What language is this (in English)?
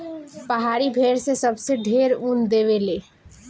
Bhojpuri